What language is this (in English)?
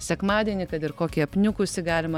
Lithuanian